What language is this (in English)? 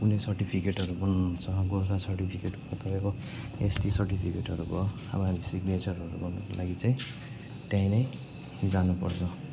Nepali